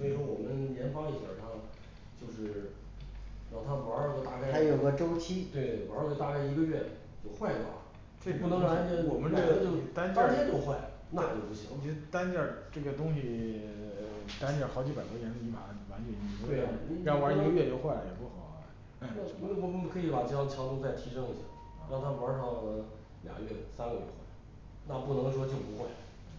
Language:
Chinese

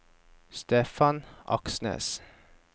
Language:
Norwegian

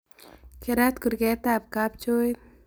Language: Kalenjin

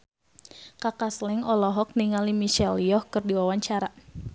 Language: Sundanese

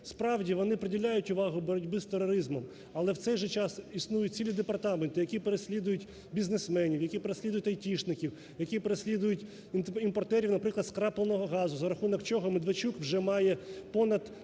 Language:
Ukrainian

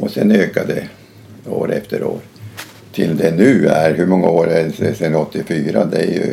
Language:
Swedish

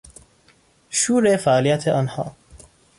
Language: Persian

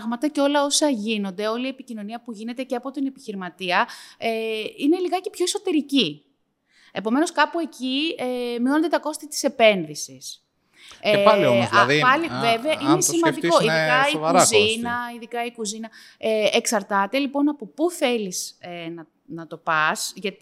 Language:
Greek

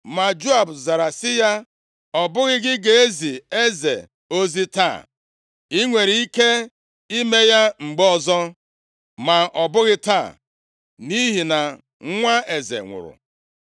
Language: Igbo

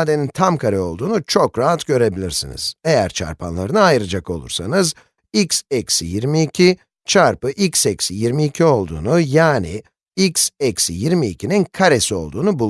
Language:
Turkish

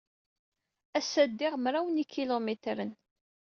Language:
Kabyle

